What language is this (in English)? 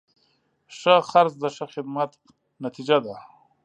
Pashto